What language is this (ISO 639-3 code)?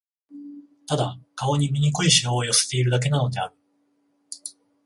jpn